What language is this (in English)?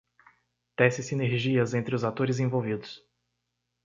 Portuguese